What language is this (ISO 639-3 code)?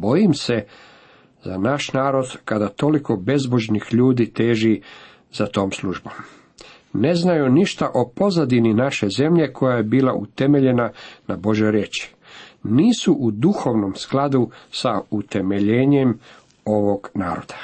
hrv